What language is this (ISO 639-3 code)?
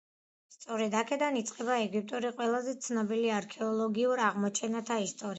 kat